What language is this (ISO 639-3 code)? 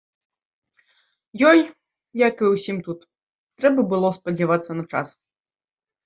bel